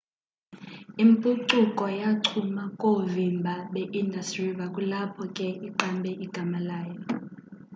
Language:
Xhosa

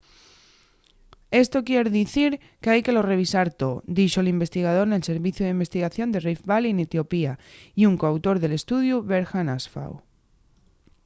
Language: Asturian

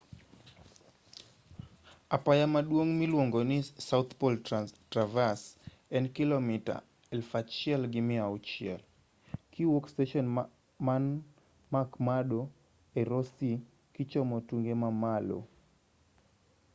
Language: Luo (Kenya and Tanzania)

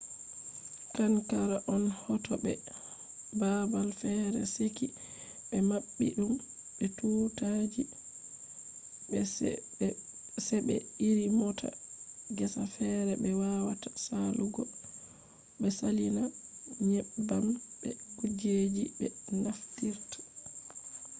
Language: Fula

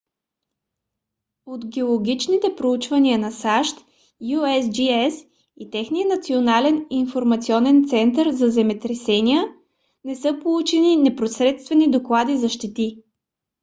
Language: Bulgarian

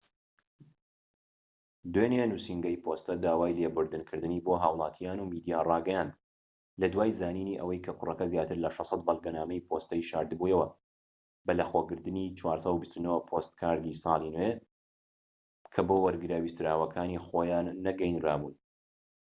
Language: Central Kurdish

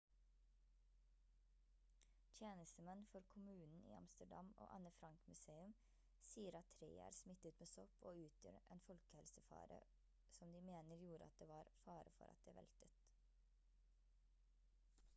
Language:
Norwegian Bokmål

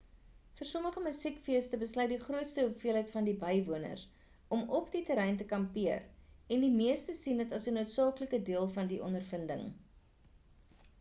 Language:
Afrikaans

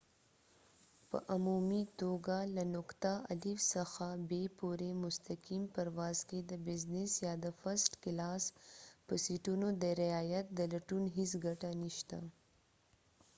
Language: Pashto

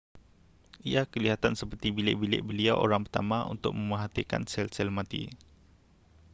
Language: Malay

